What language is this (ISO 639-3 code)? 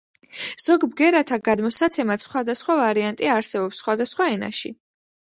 kat